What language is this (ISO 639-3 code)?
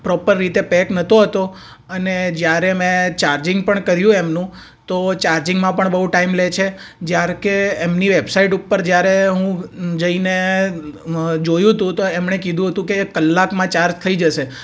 guj